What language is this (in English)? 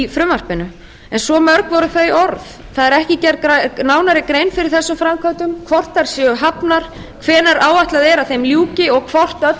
Icelandic